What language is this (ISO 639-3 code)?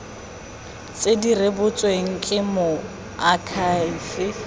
tsn